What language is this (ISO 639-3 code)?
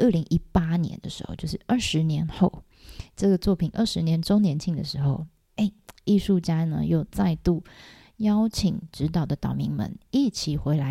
zho